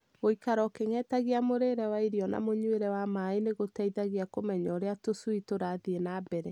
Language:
Kikuyu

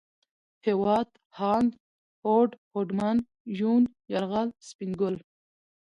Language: Pashto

